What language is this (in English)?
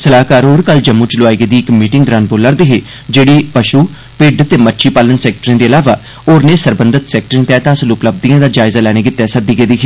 Dogri